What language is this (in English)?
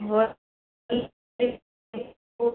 Maithili